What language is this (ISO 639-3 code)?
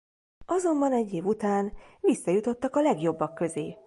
hun